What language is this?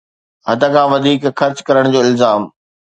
Sindhi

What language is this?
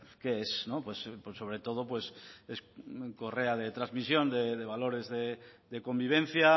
Spanish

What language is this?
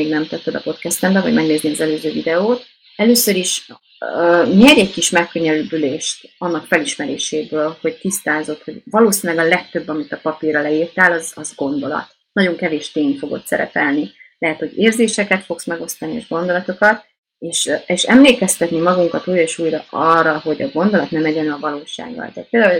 Hungarian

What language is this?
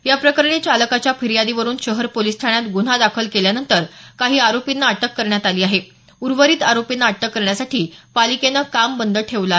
Marathi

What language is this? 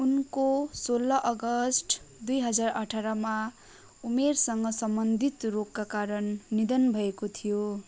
Nepali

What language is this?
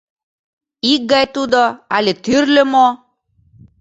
Mari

